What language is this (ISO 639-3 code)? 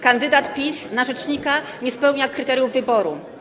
pol